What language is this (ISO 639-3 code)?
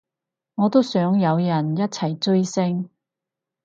yue